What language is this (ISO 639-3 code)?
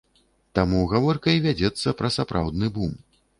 bel